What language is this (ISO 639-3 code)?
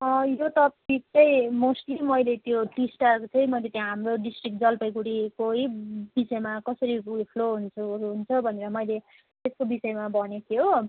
nep